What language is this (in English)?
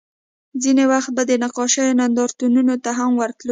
Pashto